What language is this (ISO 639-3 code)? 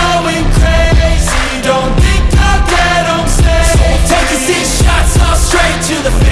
eng